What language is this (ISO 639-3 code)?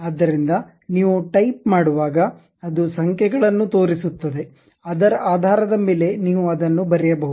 kan